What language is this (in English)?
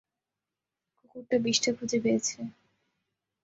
Bangla